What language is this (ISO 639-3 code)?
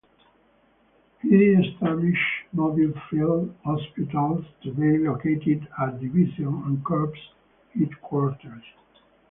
eng